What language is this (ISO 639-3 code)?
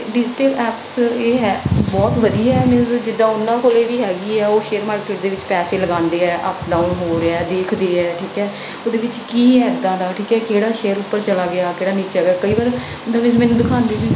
pan